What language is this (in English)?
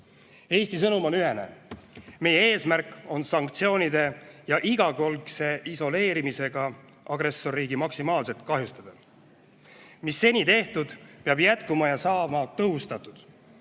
Estonian